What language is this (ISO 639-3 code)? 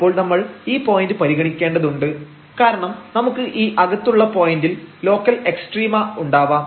mal